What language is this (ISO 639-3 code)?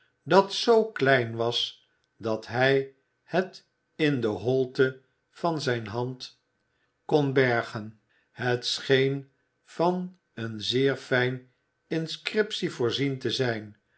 nld